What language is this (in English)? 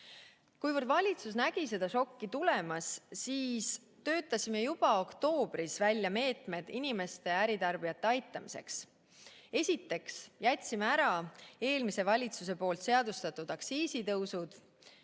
Estonian